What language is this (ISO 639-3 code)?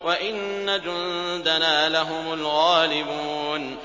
ara